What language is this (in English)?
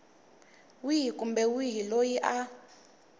Tsonga